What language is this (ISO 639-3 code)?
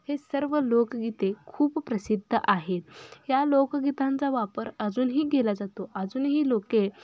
mar